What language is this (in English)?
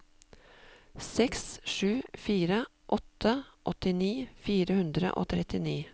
Norwegian